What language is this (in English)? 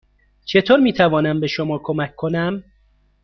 Persian